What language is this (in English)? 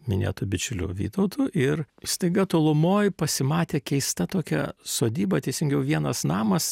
Lithuanian